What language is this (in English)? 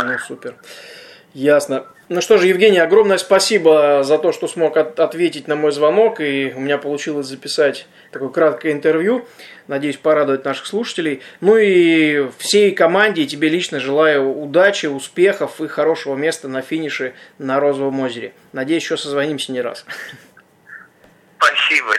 Russian